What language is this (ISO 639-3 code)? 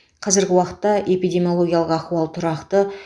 kaz